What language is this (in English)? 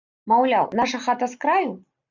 Belarusian